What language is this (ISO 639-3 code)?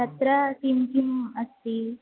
san